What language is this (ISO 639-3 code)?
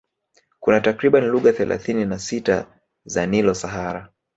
swa